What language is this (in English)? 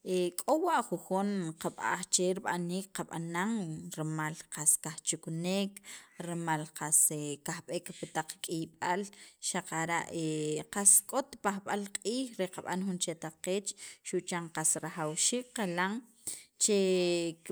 Sacapulteco